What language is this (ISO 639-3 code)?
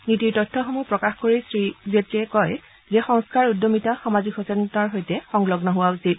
asm